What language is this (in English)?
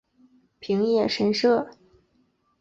Chinese